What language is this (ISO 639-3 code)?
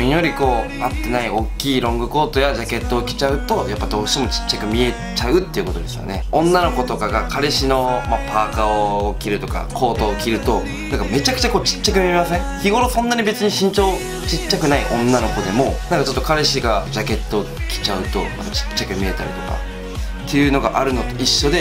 jpn